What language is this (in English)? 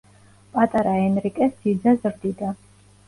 Georgian